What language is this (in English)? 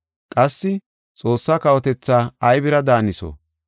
Gofa